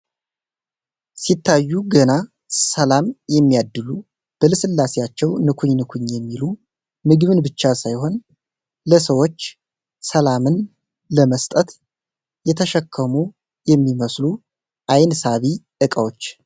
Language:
Amharic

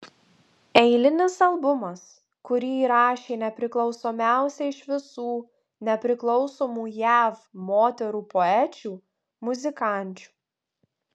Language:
Lithuanian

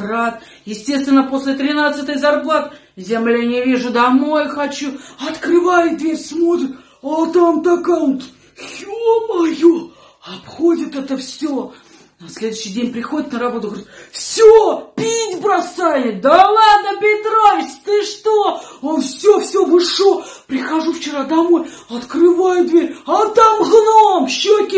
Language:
Russian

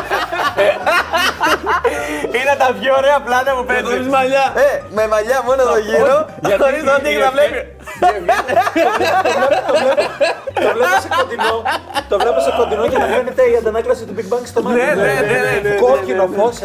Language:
Greek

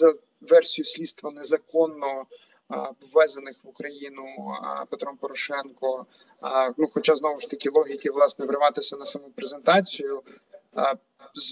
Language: Ukrainian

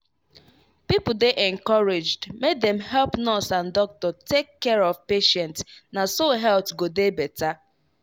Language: Nigerian Pidgin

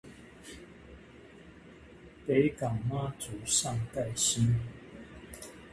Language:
Min Nan Chinese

